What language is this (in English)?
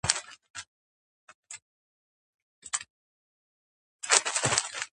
Georgian